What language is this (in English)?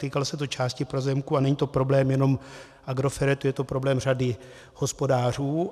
Czech